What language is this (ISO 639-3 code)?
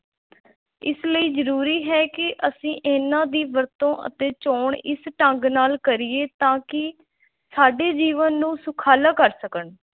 pan